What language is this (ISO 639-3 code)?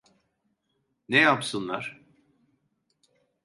tur